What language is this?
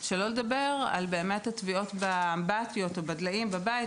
Hebrew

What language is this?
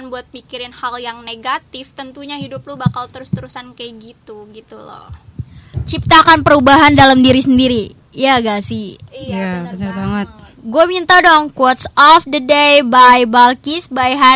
Indonesian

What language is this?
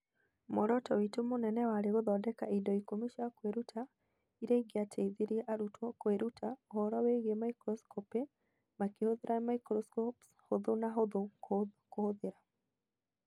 Kikuyu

